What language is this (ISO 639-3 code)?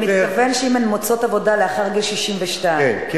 heb